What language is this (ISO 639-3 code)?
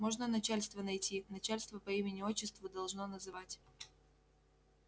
rus